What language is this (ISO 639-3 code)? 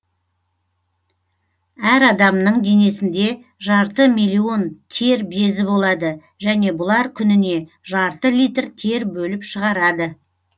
kaz